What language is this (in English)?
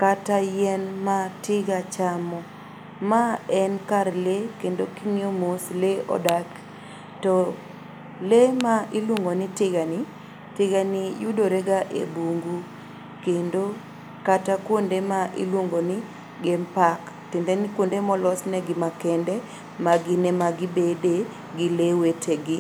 Luo (Kenya and Tanzania)